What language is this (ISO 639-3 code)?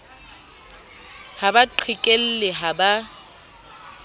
sot